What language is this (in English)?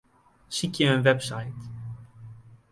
Western Frisian